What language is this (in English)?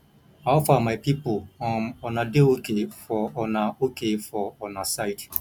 Nigerian Pidgin